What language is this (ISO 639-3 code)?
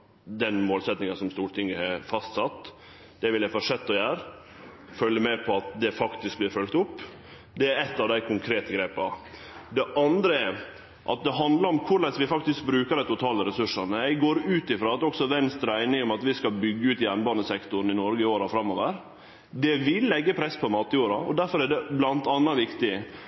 nno